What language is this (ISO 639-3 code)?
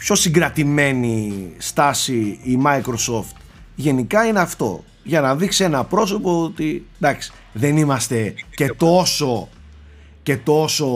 ell